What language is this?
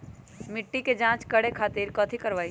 Magahi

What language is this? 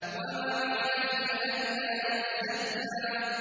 Arabic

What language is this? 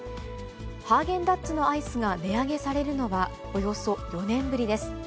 Japanese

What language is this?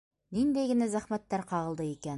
Bashkir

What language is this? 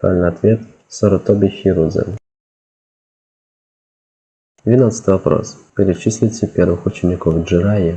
Russian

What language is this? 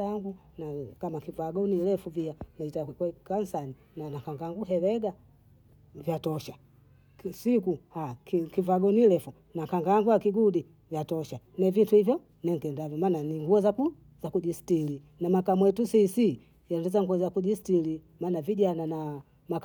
Bondei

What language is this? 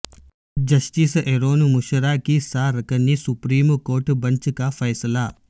Urdu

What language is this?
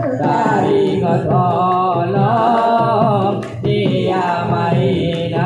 Thai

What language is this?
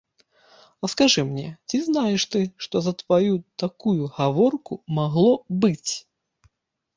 Belarusian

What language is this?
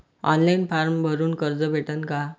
Marathi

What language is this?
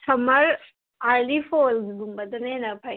Manipuri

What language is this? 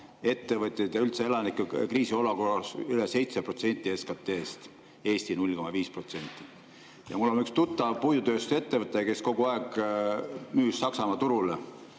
Estonian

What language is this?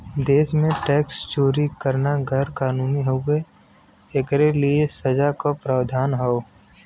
Bhojpuri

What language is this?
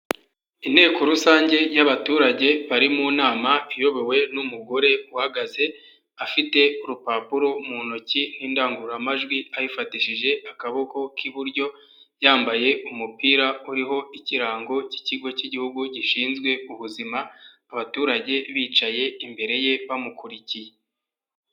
Kinyarwanda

